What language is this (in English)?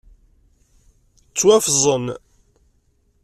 Kabyle